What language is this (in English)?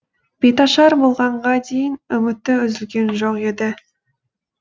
Kazakh